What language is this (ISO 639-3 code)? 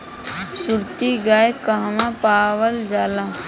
bho